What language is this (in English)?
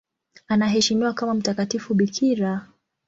Swahili